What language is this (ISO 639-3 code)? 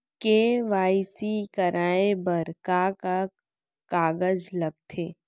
hne